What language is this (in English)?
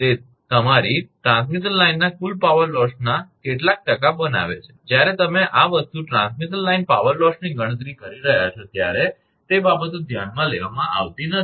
Gujarati